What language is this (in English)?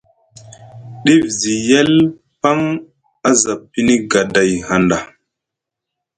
Musgu